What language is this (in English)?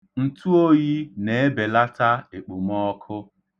Igbo